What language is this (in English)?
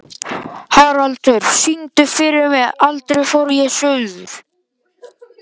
Icelandic